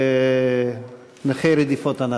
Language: Hebrew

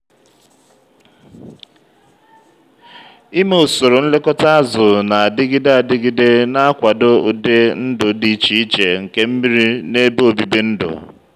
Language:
Igbo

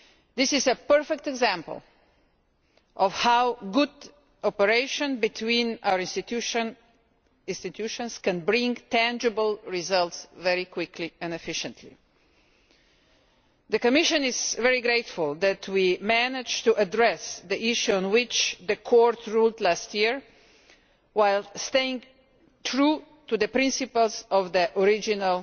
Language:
English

